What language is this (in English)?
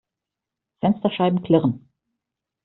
German